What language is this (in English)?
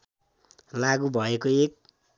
Nepali